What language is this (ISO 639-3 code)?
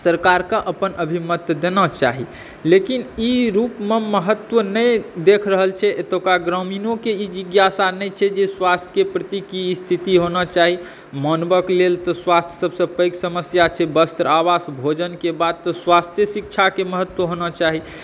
mai